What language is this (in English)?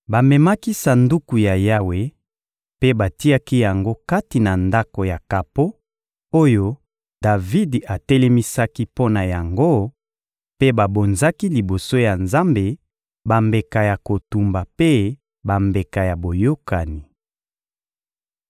Lingala